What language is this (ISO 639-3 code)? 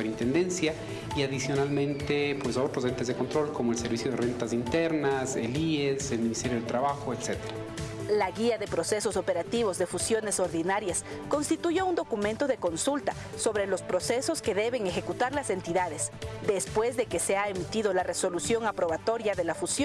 spa